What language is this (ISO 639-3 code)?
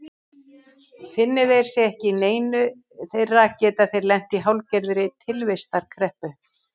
isl